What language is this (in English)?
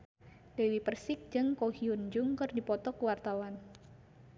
Sundanese